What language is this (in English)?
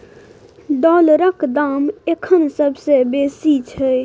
Maithili